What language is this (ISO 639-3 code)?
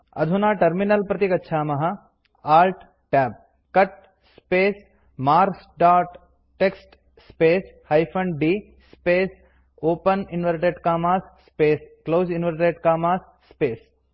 san